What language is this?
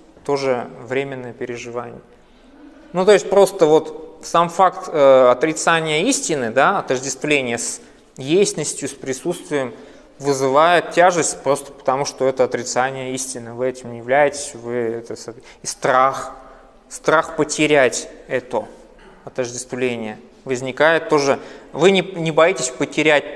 Russian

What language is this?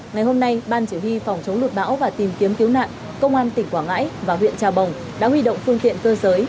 Vietnamese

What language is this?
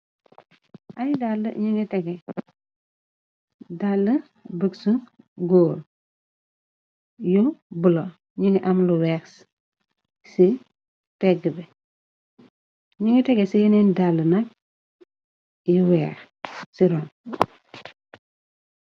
Wolof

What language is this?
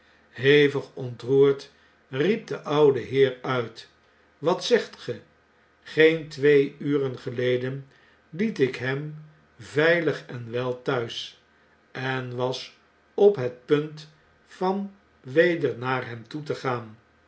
Dutch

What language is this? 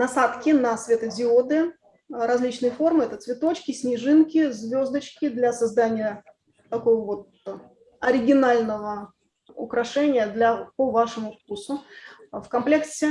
Russian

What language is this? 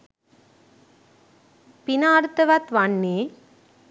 Sinhala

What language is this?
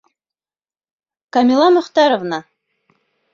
Bashkir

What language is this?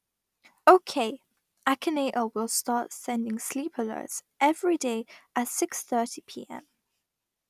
English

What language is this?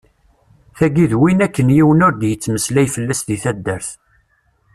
Kabyle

